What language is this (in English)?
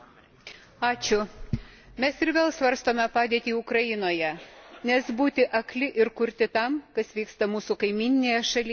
Lithuanian